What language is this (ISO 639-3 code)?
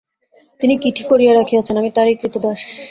ben